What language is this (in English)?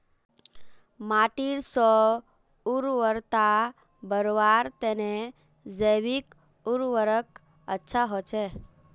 Magahi